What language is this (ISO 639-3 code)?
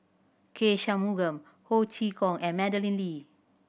eng